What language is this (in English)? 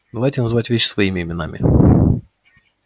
Russian